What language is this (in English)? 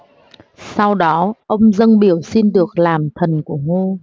Vietnamese